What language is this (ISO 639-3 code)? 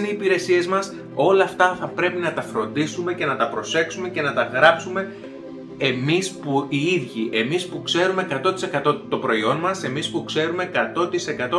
ell